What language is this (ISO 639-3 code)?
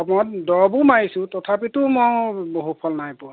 asm